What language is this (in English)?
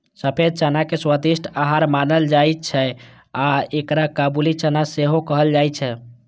Maithili